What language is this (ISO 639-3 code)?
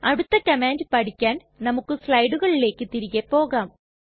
mal